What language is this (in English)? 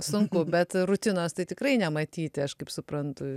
Lithuanian